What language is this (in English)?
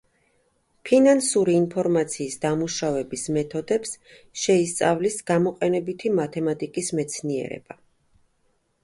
Georgian